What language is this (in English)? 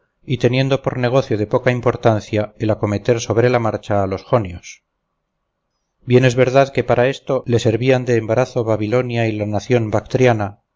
Spanish